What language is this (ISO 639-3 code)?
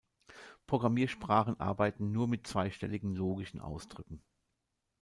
deu